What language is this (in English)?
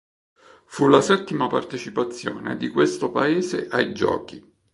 Italian